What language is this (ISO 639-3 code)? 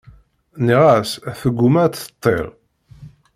kab